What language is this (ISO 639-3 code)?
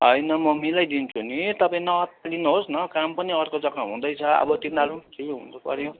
nep